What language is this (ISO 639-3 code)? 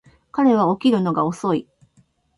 jpn